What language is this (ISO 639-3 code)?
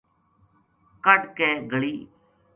gju